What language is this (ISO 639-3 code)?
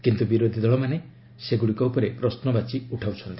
ori